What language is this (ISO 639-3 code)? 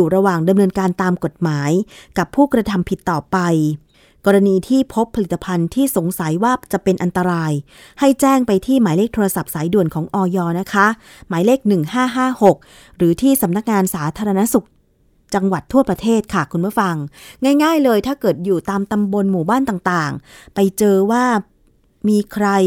tha